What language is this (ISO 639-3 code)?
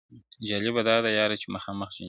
pus